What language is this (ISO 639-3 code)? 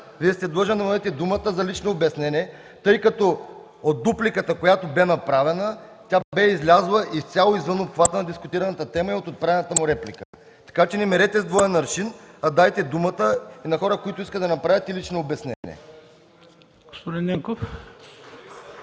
bul